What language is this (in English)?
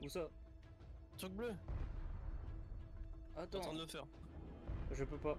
French